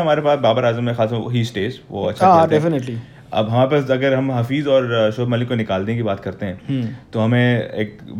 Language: Hindi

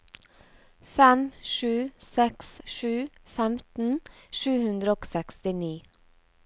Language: Norwegian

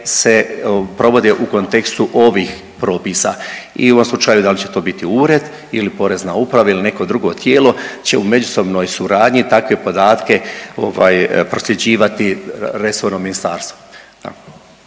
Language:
Croatian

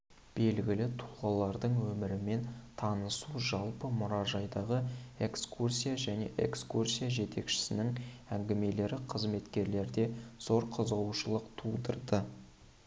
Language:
Kazakh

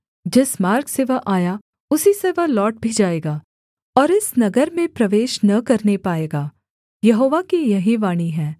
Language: Hindi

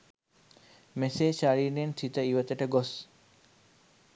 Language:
Sinhala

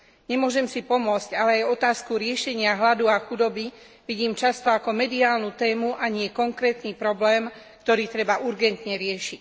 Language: Slovak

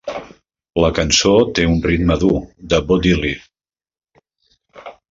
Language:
Catalan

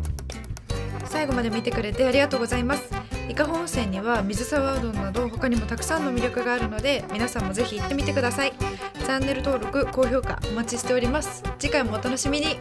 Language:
Japanese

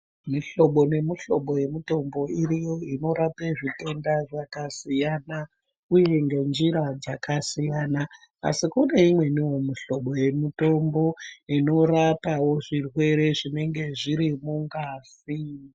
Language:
Ndau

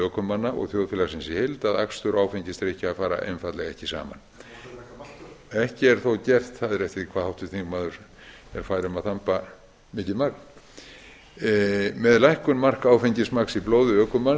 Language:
Icelandic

